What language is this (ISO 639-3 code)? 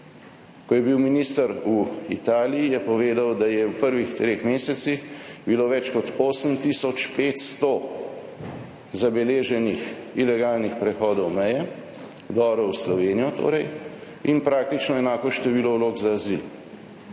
slv